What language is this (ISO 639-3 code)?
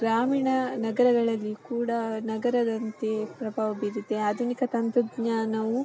kan